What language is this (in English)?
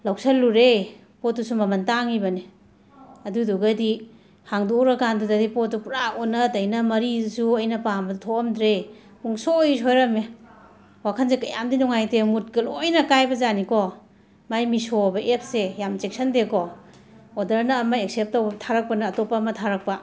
Manipuri